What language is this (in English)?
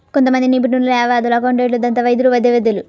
Telugu